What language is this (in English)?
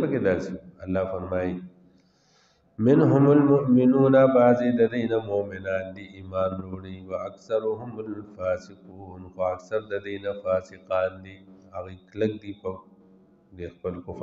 Arabic